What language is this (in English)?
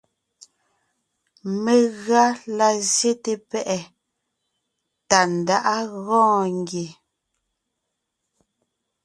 Ngiemboon